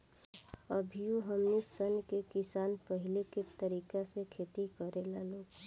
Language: Bhojpuri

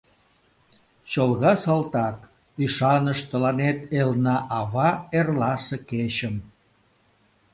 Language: Mari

